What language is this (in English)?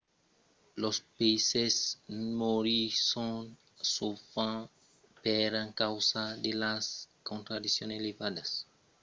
Occitan